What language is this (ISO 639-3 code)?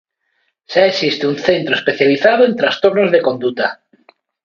glg